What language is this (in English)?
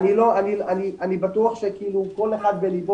Hebrew